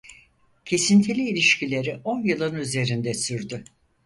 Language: Turkish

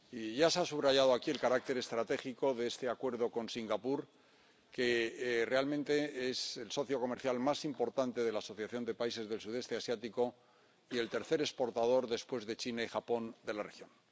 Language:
Spanish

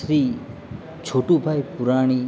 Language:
Gujarati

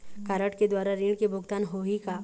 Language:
Chhattisgarhi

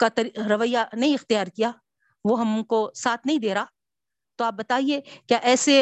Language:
Urdu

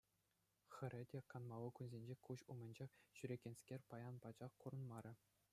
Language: Chuvash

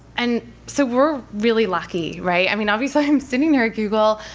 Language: English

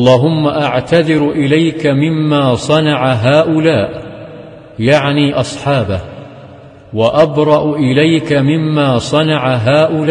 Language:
Arabic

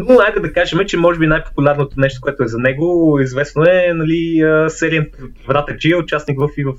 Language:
Bulgarian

